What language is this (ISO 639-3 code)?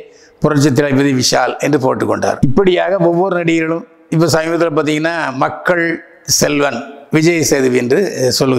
ind